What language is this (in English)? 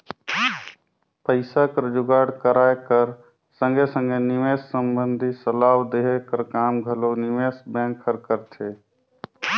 Chhattisgarhi